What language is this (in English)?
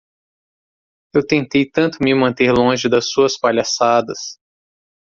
Portuguese